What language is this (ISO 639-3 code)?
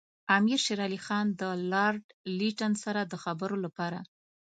pus